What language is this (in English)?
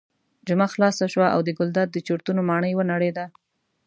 Pashto